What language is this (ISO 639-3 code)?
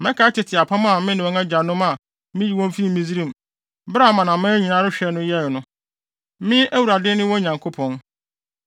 aka